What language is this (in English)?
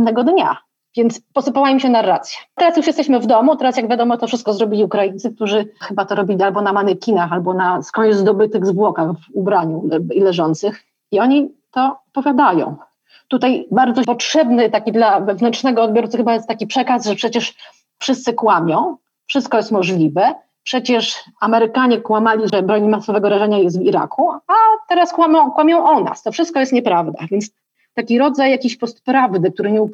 Polish